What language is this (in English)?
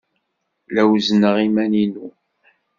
Kabyle